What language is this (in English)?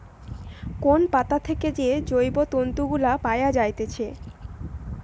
Bangla